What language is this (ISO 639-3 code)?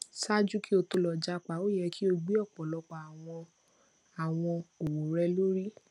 yor